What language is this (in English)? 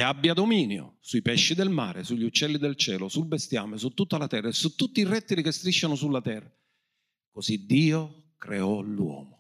Italian